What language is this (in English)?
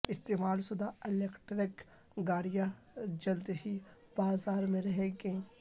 Urdu